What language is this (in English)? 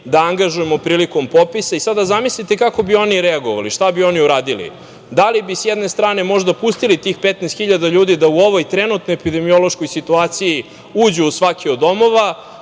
Serbian